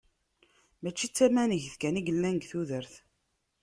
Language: Kabyle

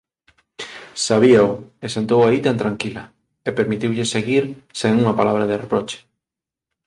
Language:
Galician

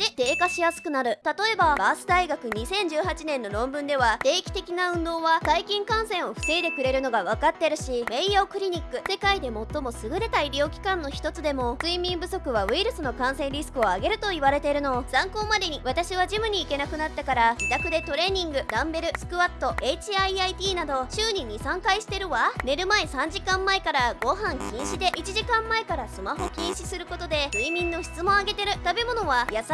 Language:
Japanese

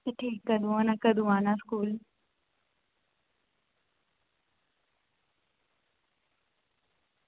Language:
Dogri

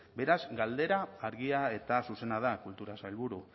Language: Basque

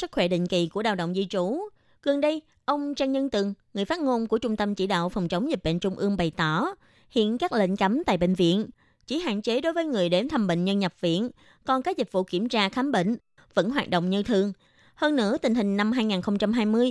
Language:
Vietnamese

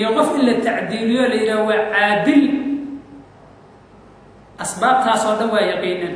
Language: Arabic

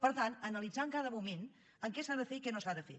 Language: Catalan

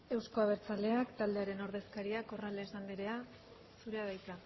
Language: Basque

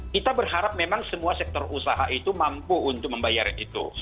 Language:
Indonesian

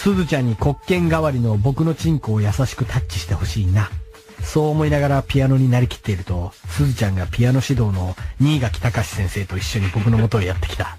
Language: Japanese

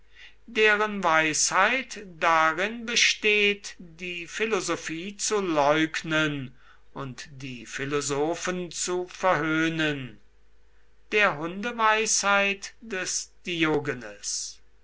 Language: German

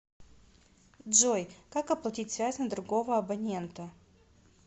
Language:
Russian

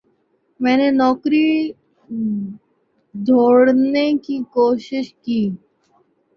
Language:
Urdu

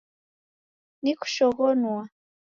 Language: Taita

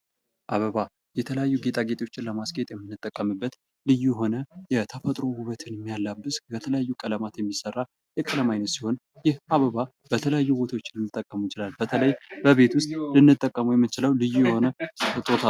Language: Amharic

